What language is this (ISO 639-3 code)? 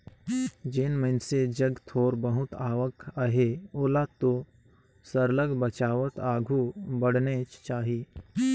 hne